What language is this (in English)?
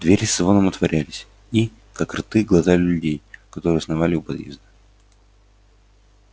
Russian